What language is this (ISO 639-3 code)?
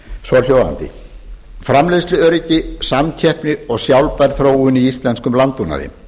isl